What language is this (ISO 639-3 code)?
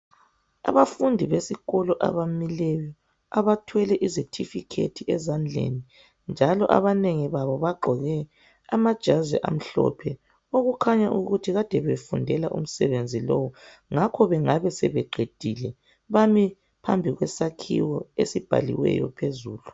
nde